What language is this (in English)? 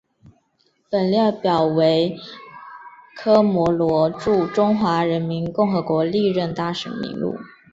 Chinese